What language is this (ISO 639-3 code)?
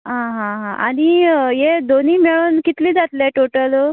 kok